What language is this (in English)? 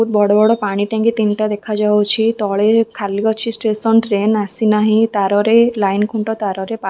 Odia